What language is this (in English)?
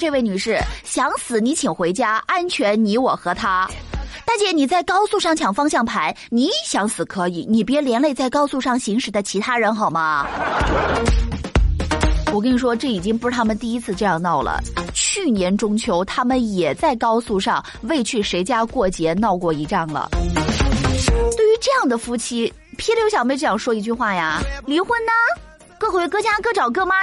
Chinese